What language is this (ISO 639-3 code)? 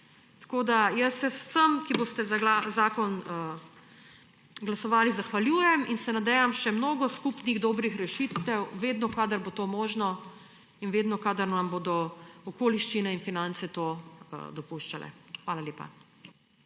slv